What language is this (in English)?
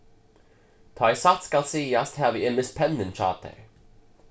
Faroese